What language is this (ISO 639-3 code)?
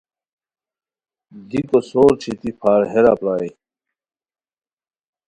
khw